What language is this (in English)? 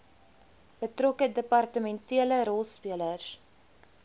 Afrikaans